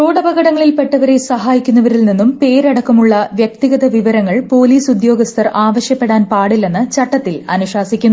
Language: Malayalam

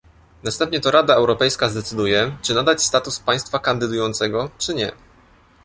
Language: Polish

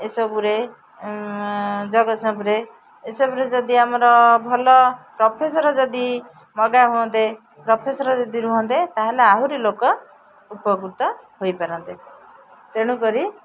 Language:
Odia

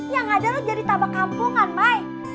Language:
Indonesian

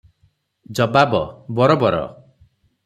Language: Odia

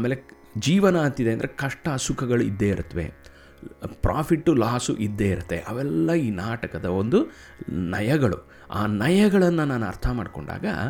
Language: Kannada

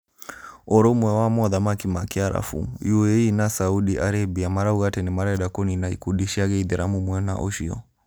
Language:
Kikuyu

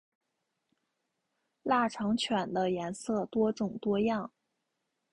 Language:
Chinese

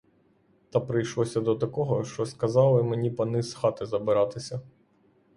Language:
Ukrainian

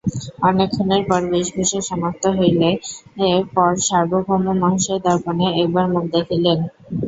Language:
Bangla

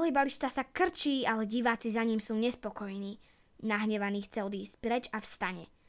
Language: Slovak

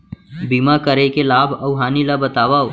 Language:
Chhattisgarhi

